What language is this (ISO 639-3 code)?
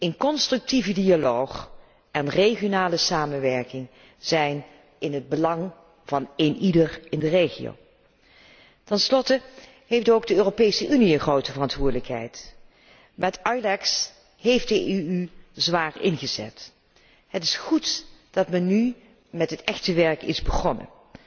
nld